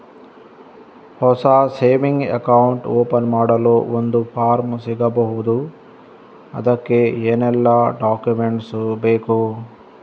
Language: Kannada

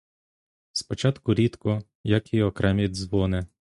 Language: Ukrainian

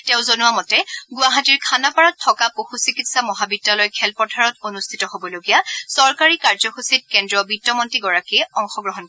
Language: Assamese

